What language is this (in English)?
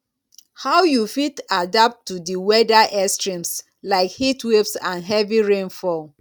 Nigerian Pidgin